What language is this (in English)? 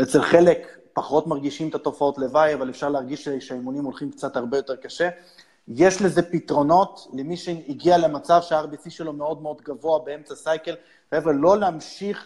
Hebrew